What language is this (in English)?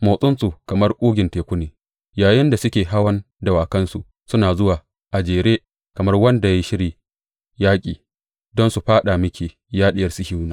Hausa